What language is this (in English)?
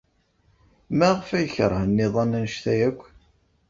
Kabyle